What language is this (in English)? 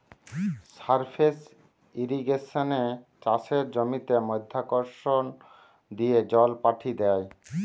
Bangla